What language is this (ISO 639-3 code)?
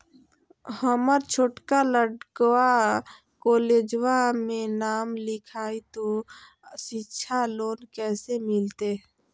mag